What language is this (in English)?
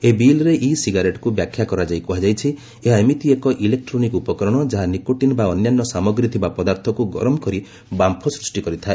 Odia